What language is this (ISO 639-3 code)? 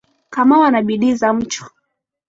swa